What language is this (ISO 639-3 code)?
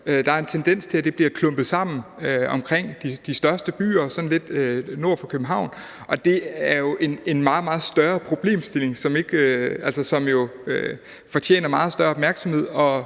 dan